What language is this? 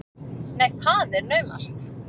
Icelandic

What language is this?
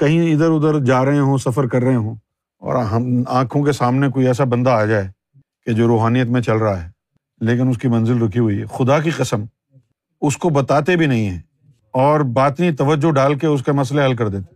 Urdu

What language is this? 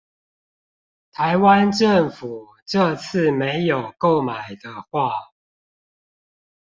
Chinese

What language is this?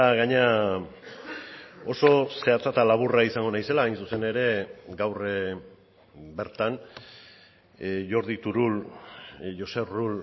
Basque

